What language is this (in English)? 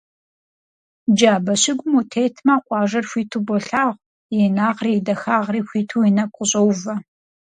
Kabardian